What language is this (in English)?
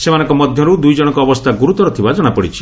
Odia